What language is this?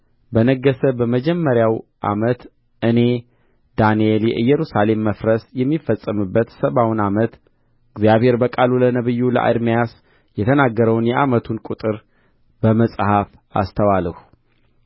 Amharic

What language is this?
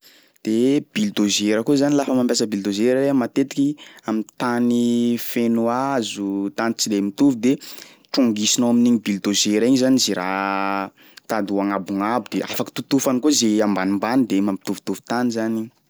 Sakalava Malagasy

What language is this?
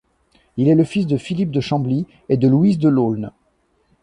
French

